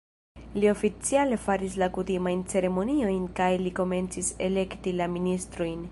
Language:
Esperanto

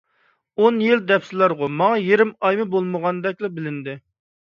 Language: Uyghur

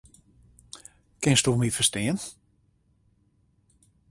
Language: Western Frisian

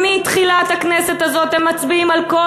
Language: Hebrew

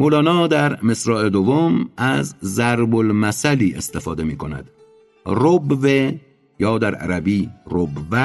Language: Persian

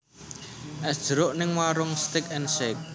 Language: Javanese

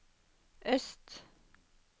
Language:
Norwegian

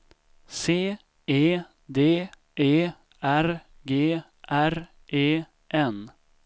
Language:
Swedish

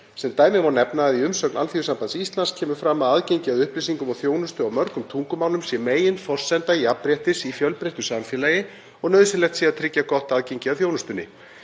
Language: Icelandic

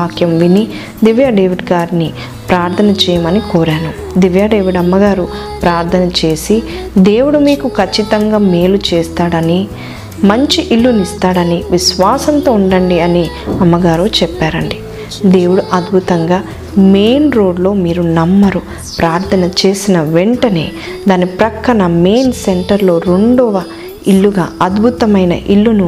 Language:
Telugu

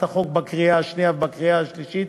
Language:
Hebrew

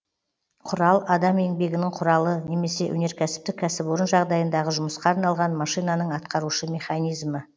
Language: Kazakh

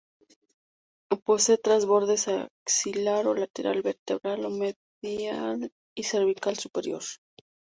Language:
Spanish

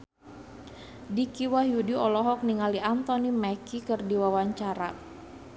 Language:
Sundanese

